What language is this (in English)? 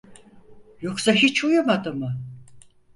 Turkish